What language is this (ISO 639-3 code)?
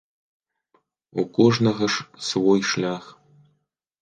bel